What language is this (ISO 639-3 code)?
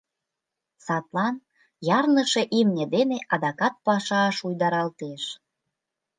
chm